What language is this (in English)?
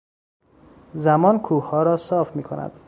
Persian